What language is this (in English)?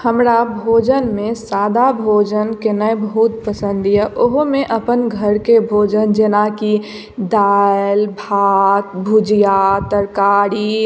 Maithili